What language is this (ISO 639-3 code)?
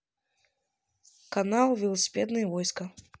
rus